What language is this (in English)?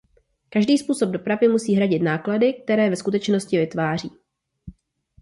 Czech